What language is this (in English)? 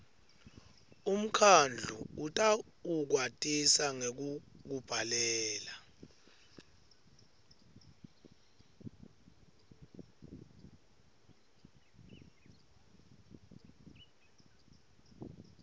Swati